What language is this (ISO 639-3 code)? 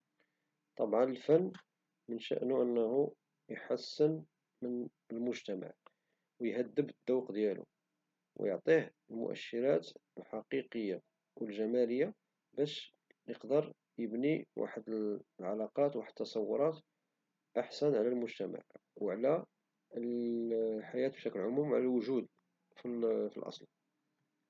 ary